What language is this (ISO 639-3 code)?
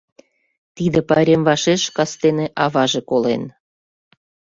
chm